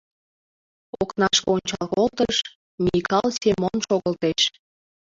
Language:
Mari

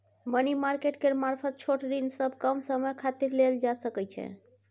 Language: Maithili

